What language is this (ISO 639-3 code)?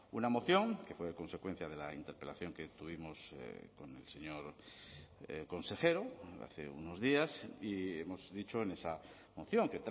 spa